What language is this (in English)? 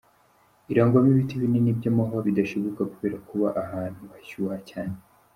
Kinyarwanda